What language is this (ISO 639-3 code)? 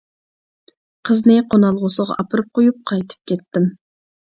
uig